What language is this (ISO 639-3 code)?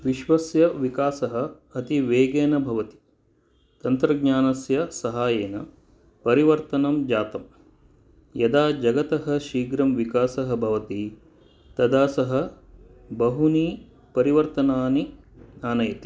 san